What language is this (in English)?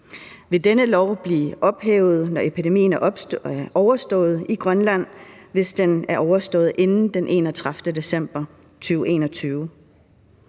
Danish